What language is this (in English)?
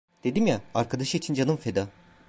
Turkish